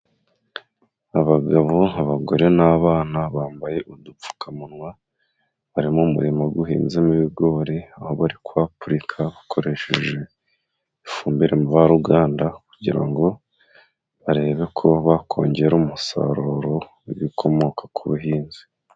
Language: Kinyarwanda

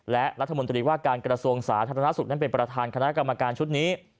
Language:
Thai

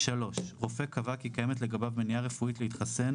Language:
Hebrew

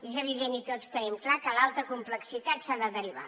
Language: Catalan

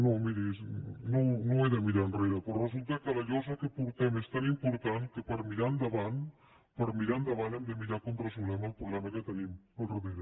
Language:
Catalan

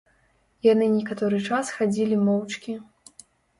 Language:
Belarusian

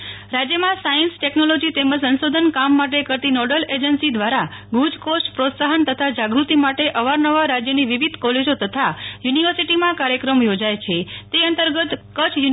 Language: Gujarati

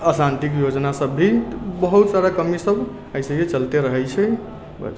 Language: Maithili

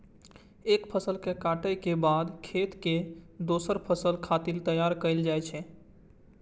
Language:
Maithili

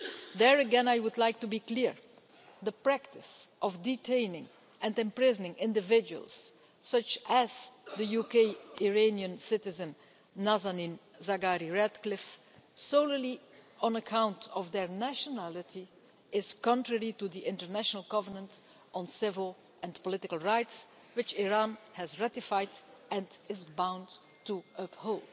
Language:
English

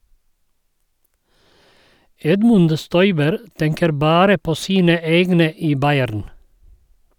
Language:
Norwegian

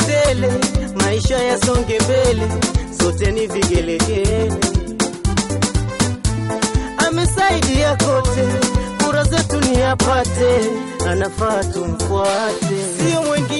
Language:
Romanian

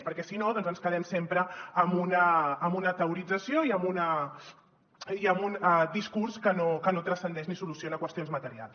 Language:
Catalan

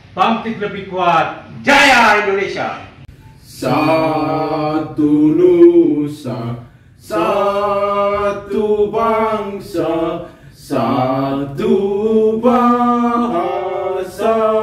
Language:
Romanian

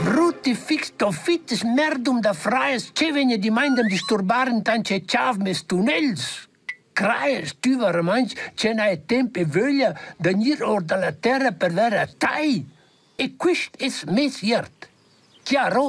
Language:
Romanian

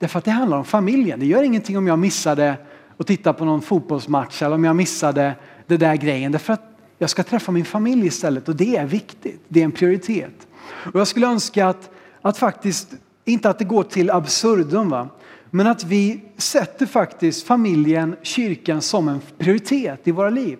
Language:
Swedish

